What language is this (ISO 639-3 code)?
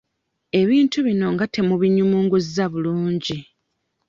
lug